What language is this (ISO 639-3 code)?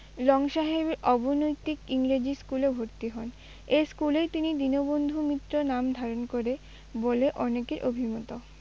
ben